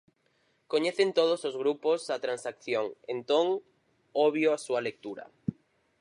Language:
Galician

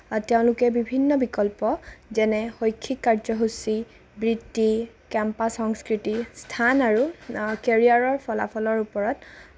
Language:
Assamese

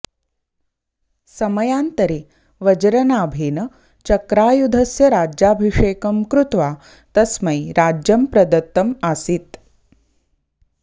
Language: Sanskrit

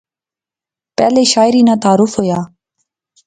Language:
Pahari-Potwari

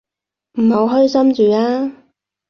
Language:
Cantonese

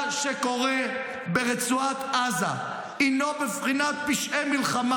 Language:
Hebrew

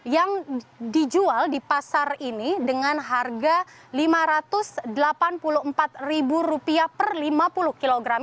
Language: Indonesian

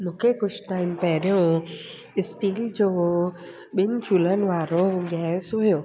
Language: Sindhi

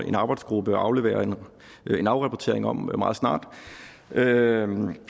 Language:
Danish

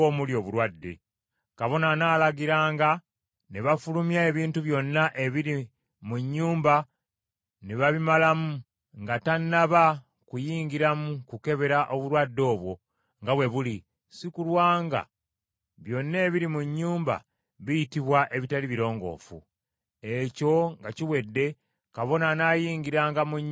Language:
Ganda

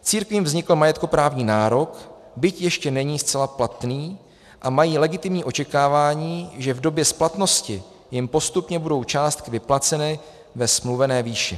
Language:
Czech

